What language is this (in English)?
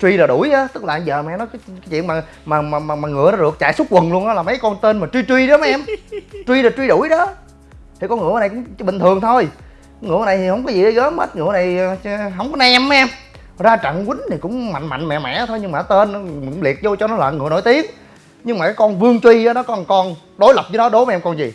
Vietnamese